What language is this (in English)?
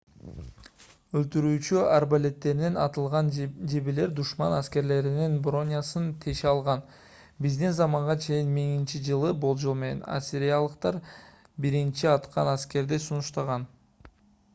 Kyrgyz